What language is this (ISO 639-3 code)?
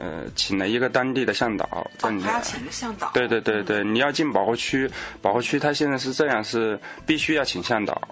zho